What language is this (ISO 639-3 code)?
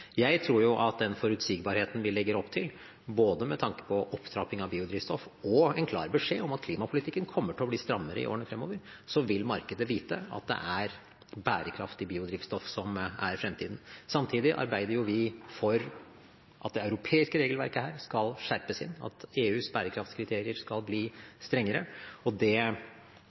nob